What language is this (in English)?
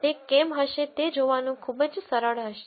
Gujarati